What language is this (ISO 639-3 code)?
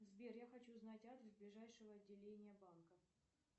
rus